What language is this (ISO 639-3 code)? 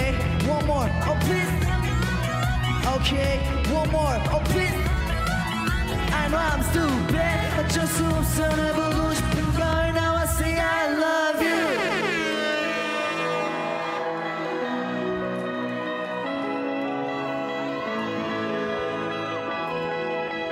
kor